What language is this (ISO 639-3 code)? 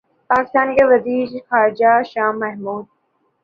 urd